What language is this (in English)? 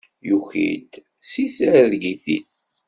Kabyle